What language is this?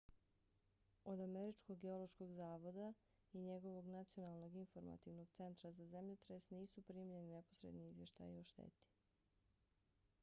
Bosnian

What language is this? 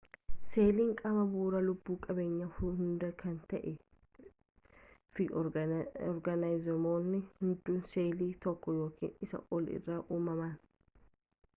Oromo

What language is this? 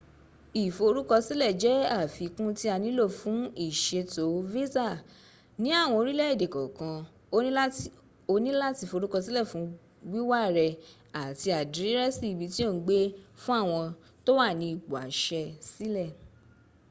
Yoruba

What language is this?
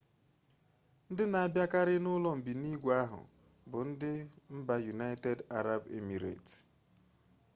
Igbo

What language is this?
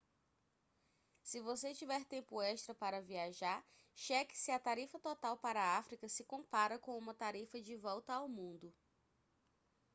Portuguese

